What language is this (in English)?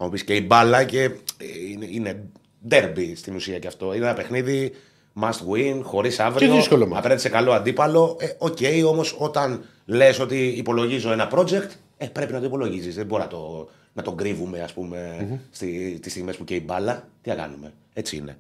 Greek